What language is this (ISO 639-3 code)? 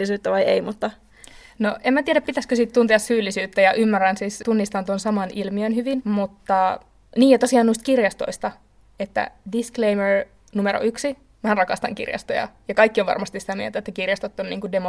fin